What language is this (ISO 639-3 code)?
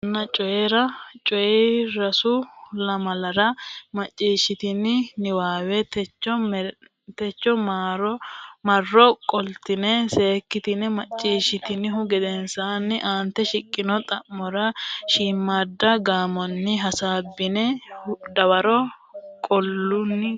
sid